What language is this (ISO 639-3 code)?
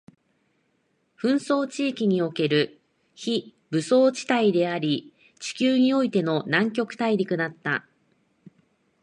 jpn